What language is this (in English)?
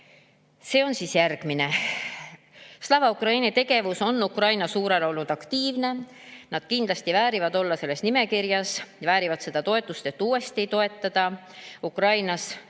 Estonian